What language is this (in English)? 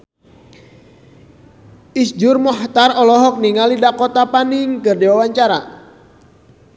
Sundanese